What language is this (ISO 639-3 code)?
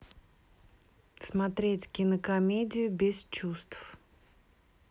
rus